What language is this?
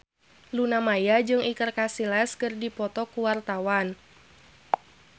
Sundanese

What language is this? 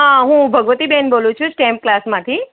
Gujarati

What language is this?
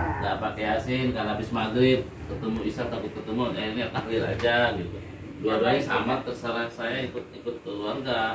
Indonesian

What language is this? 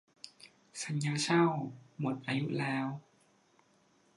Thai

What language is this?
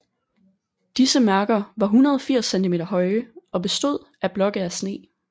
Danish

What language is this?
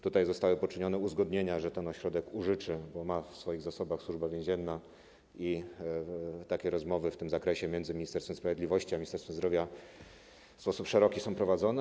Polish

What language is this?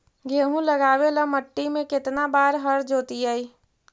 Magahi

